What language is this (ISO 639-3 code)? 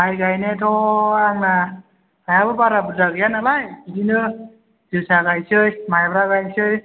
brx